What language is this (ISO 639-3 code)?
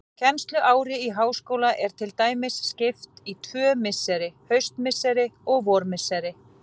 isl